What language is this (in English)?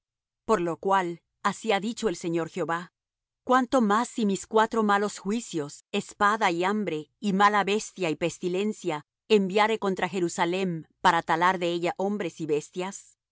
Spanish